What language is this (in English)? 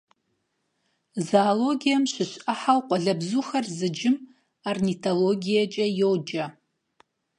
Kabardian